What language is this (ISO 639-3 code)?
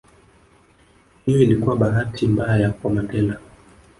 swa